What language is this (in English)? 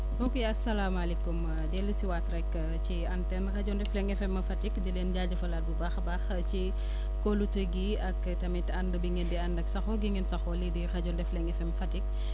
Wolof